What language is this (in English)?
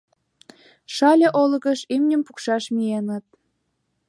Mari